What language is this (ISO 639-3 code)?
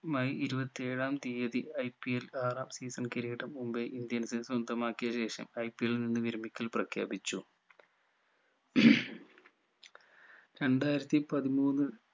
mal